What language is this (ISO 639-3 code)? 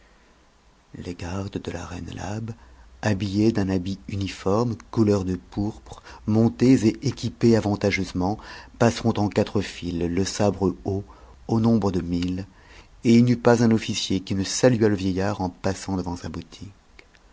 fra